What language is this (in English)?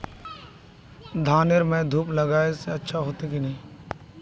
Magahi